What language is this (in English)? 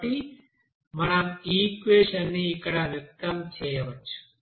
Telugu